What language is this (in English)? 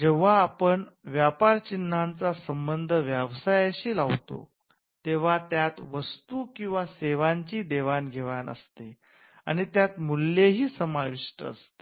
Marathi